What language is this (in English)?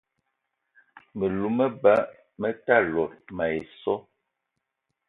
Eton (Cameroon)